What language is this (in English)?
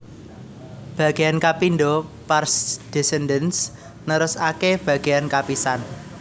Javanese